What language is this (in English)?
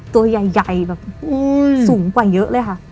Thai